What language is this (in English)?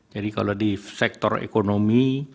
Indonesian